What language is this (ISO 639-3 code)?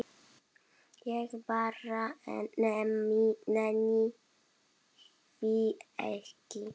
isl